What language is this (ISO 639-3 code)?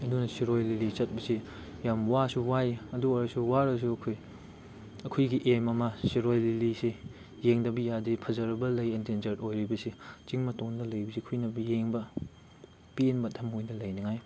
mni